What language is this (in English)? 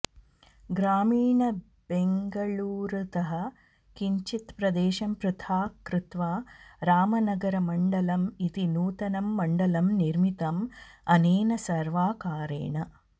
Sanskrit